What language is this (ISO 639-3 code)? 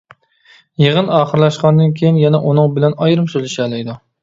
uig